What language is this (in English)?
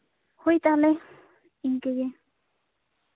Santali